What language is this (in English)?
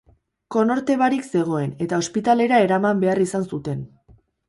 Basque